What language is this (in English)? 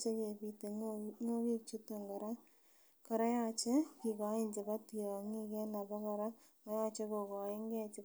Kalenjin